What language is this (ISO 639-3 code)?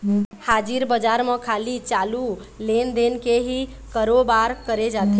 hne